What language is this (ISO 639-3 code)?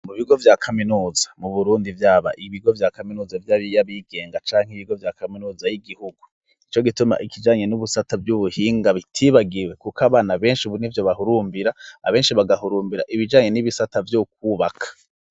run